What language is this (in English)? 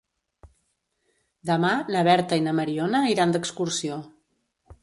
Catalan